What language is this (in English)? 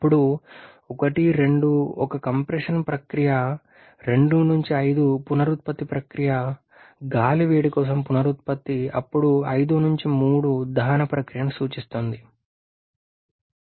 Telugu